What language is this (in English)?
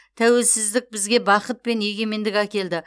Kazakh